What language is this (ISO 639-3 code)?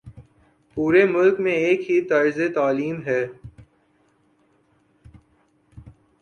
urd